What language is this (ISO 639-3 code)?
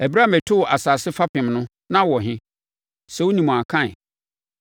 aka